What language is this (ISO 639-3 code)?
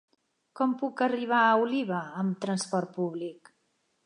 cat